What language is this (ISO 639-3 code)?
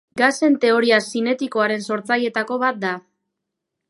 eus